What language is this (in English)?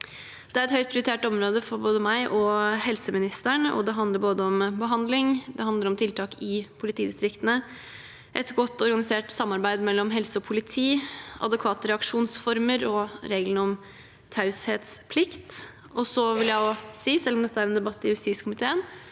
Norwegian